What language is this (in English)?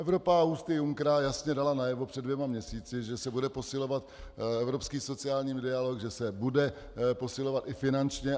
Czech